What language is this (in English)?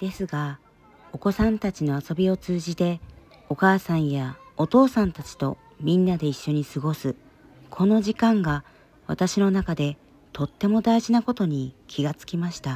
Japanese